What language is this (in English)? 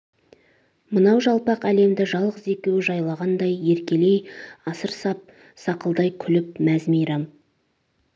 Kazakh